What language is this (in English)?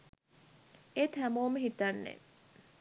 Sinhala